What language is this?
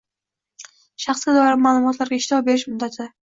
Uzbek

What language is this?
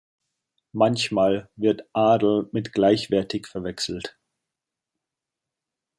German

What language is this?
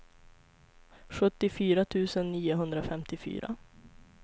Swedish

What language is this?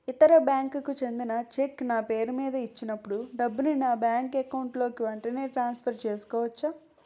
Telugu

